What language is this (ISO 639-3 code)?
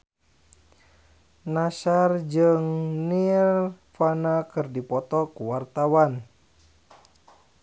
sun